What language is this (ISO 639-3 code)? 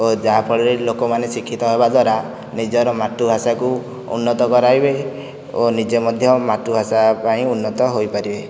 ori